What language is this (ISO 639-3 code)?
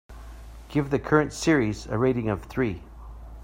eng